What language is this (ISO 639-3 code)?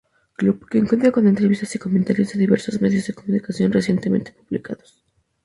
spa